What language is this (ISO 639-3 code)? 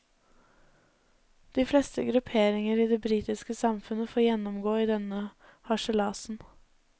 nor